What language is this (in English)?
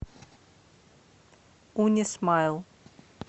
Russian